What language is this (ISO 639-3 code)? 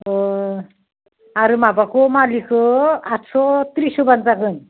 brx